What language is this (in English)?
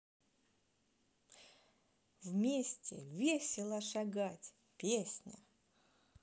Russian